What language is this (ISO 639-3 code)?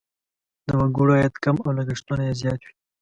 pus